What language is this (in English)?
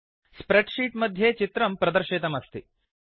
Sanskrit